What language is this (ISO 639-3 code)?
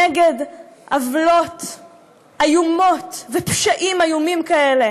heb